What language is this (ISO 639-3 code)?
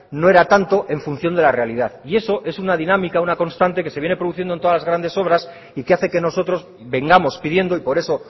spa